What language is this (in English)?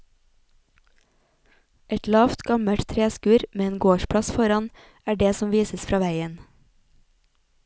Norwegian